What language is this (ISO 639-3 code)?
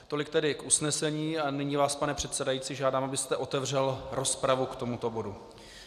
ces